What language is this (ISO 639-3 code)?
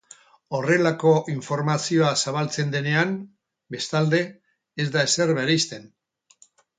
eus